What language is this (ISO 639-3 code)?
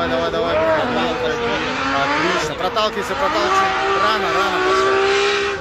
rus